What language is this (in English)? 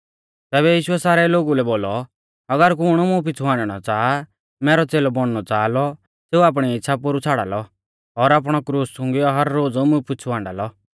Mahasu Pahari